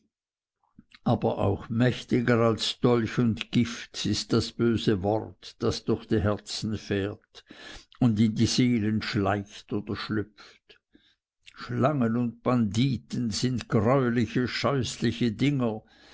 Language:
German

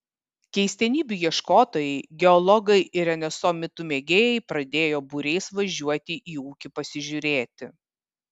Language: Lithuanian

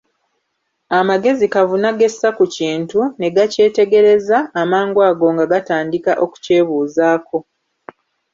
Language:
Ganda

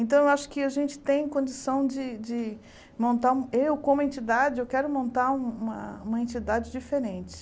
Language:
Portuguese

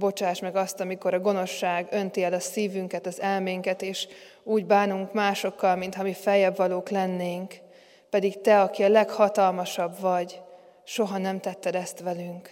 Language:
Hungarian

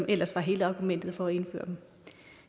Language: Danish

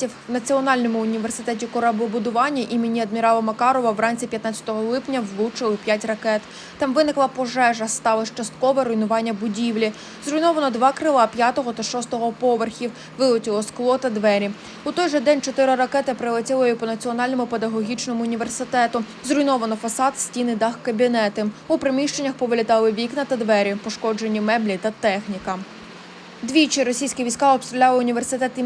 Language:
Ukrainian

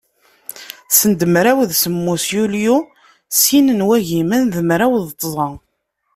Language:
Kabyle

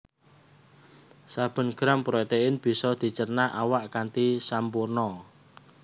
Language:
Javanese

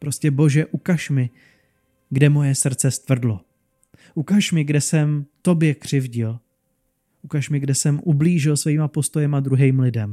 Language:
Czech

